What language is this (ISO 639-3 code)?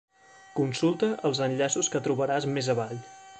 cat